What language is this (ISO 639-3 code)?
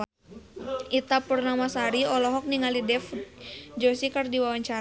sun